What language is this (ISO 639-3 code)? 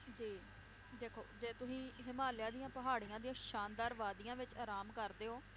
pan